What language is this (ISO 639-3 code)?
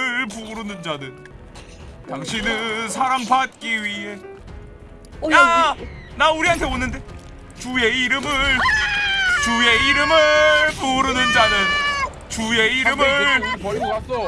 kor